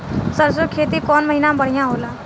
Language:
Bhojpuri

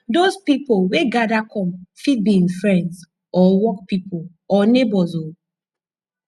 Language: Nigerian Pidgin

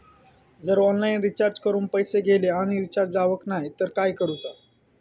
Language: Marathi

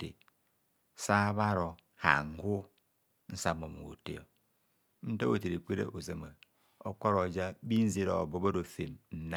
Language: Kohumono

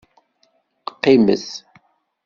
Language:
Kabyle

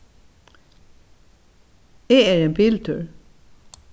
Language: Faroese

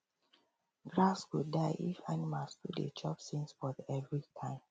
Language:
Nigerian Pidgin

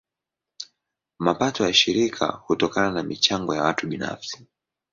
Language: Swahili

